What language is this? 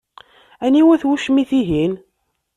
Kabyle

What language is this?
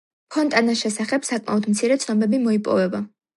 Georgian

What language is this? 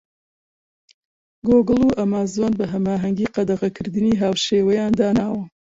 Central Kurdish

